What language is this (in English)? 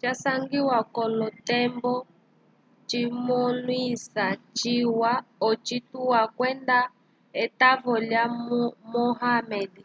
Umbundu